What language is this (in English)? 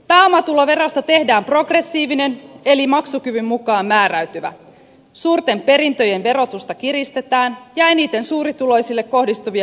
Finnish